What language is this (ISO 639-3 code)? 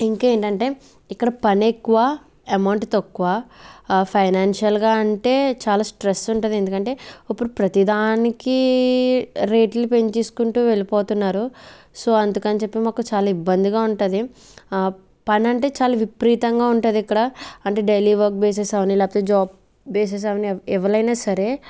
tel